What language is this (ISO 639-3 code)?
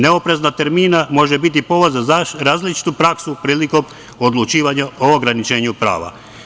srp